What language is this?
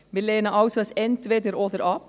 Swiss German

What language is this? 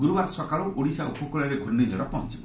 Odia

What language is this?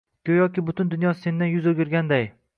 Uzbek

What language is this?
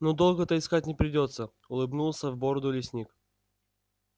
Russian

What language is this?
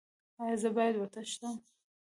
Pashto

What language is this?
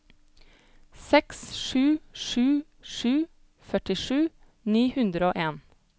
Norwegian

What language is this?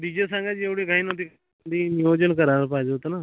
Marathi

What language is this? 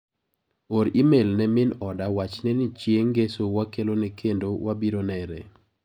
Luo (Kenya and Tanzania)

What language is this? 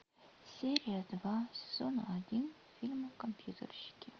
Russian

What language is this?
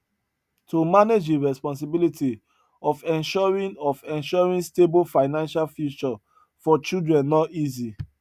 Nigerian Pidgin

